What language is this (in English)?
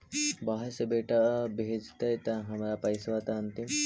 Magahi